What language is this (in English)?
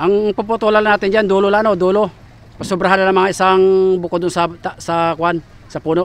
Filipino